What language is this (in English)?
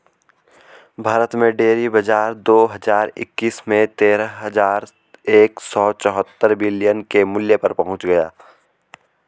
Hindi